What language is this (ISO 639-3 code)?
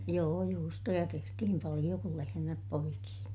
fin